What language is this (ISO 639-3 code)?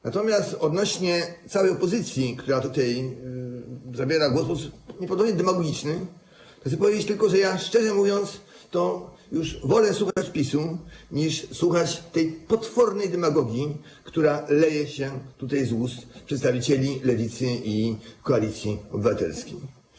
pol